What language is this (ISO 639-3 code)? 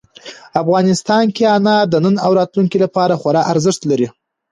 pus